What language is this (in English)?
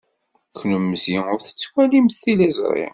Kabyle